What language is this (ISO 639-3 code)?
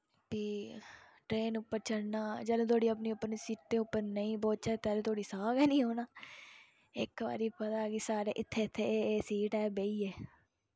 doi